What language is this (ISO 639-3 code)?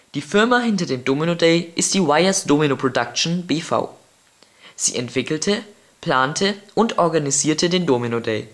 deu